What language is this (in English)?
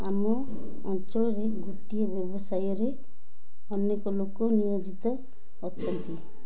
Odia